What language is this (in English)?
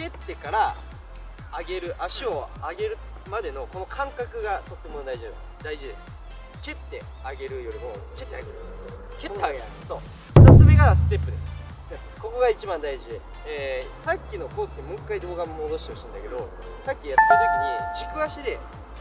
Japanese